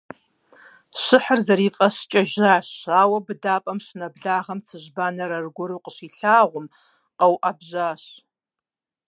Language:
Kabardian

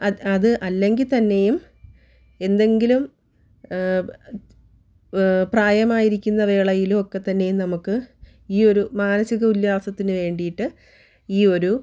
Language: Malayalam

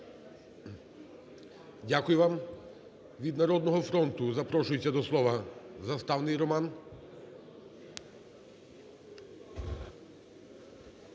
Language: Ukrainian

